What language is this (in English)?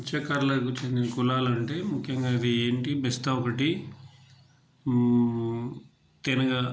Telugu